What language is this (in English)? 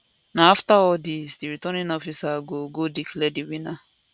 Nigerian Pidgin